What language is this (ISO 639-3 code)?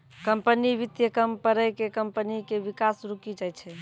mai